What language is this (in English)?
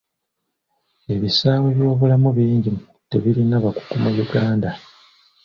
Ganda